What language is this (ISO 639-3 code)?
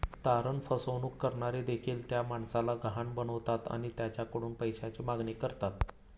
mar